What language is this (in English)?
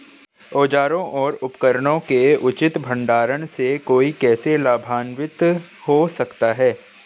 Hindi